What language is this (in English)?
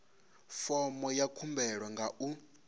Venda